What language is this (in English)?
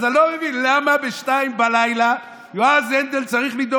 Hebrew